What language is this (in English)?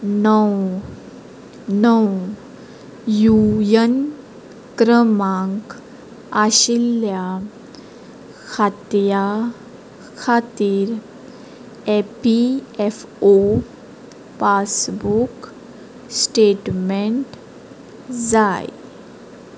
Konkani